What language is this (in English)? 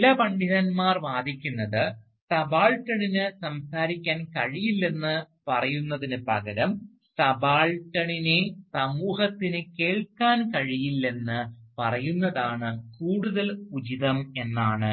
Malayalam